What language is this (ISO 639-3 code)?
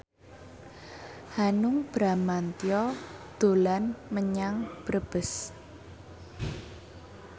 jav